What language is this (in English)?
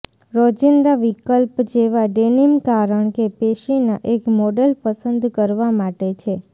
Gujarati